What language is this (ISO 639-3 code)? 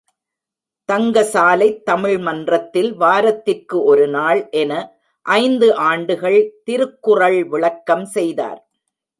tam